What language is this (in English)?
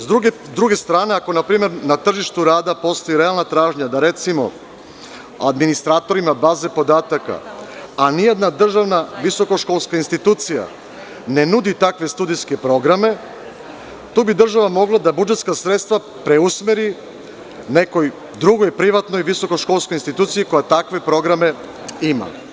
Serbian